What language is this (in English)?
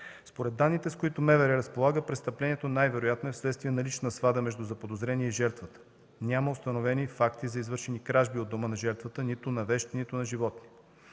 Bulgarian